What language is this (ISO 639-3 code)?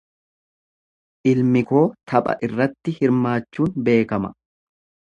orm